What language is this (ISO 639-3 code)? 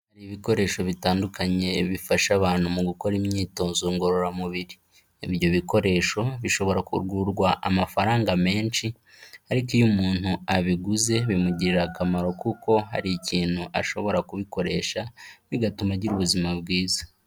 kin